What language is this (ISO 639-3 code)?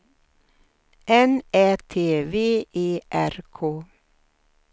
swe